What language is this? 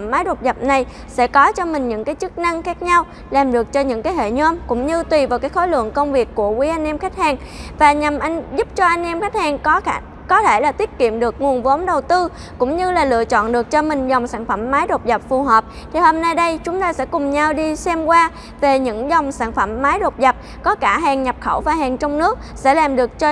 Vietnamese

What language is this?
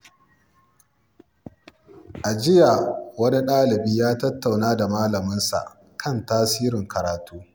Hausa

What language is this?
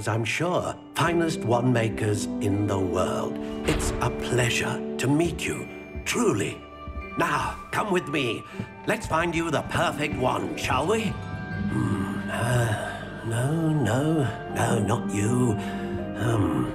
English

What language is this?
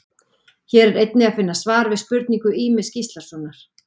Icelandic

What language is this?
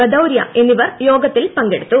Malayalam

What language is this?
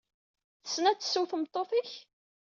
Kabyle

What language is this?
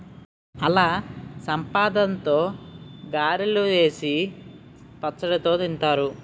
Telugu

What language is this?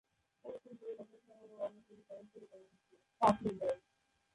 Bangla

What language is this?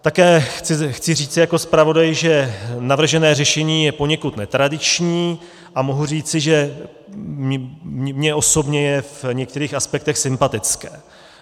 Czech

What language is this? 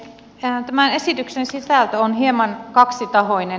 Finnish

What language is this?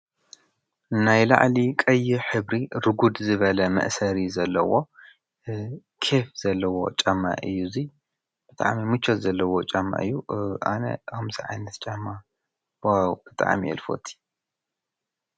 Tigrinya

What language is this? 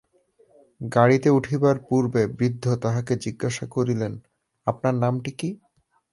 Bangla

